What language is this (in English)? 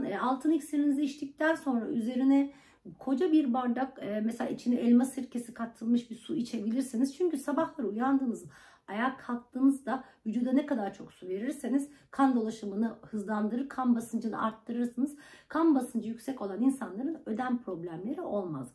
Turkish